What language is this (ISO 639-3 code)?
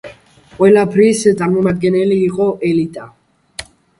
kat